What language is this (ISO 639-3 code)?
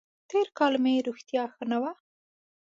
pus